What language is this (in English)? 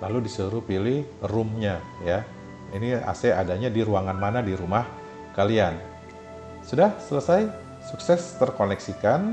Indonesian